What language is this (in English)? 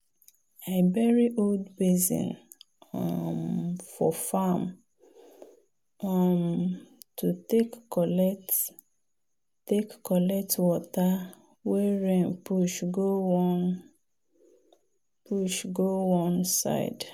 Nigerian Pidgin